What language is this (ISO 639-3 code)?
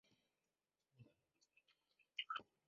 zho